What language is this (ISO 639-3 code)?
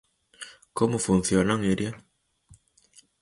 glg